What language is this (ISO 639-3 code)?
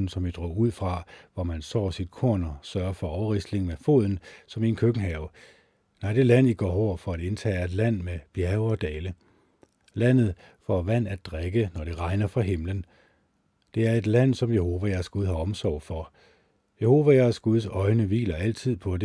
dan